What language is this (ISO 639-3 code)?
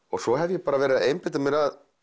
isl